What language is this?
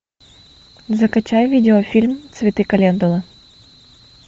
Russian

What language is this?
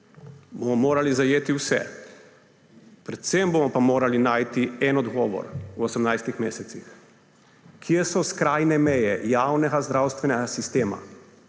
Slovenian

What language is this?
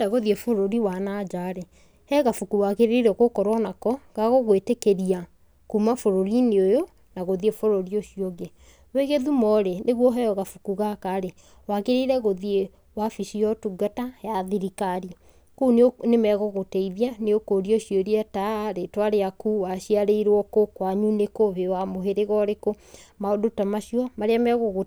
Kikuyu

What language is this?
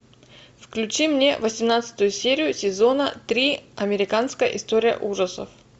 Russian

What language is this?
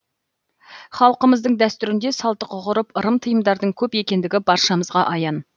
Kazakh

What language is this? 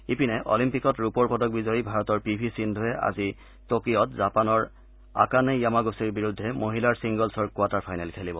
Assamese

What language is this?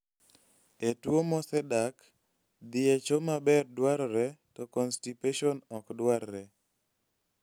Luo (Kenya and Tanzania)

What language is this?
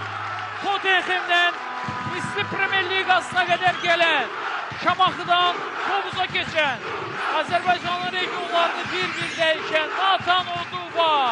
Turkish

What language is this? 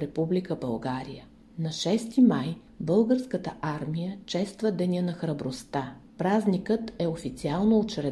Bulgarian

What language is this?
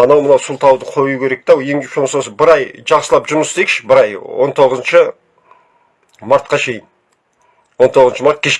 Turkish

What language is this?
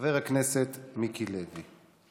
Hebrew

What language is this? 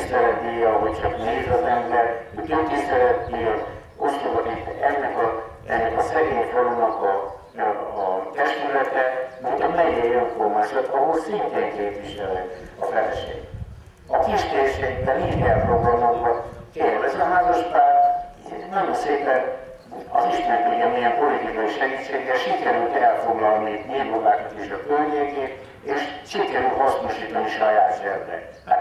Hungarian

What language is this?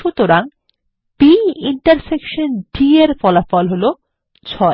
Bangla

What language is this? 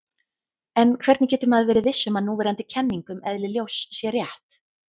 Icelandic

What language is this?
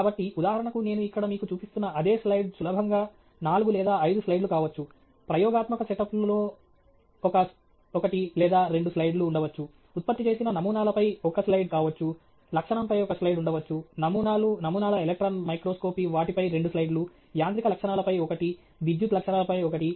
Telugu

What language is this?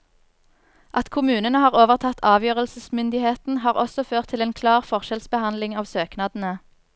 Norwegian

